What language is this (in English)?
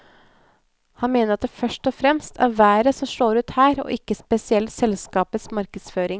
Norwegian